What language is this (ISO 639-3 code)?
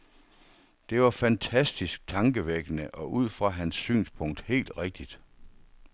dan